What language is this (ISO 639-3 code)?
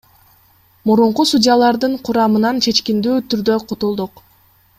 kir